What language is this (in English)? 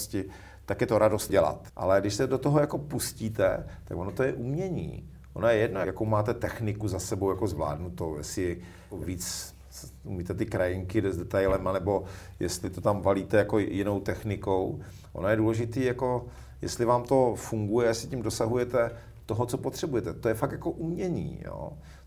Czech